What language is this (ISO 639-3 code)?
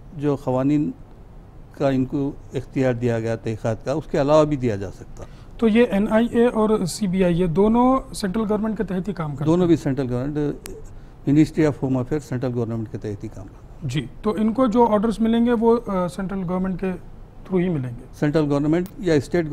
hin